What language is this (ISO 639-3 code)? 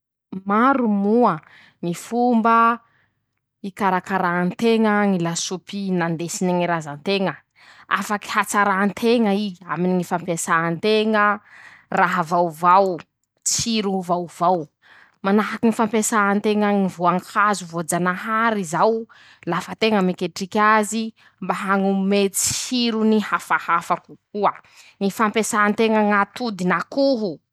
msh